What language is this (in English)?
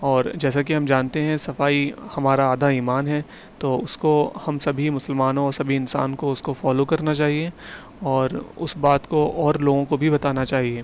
Urdu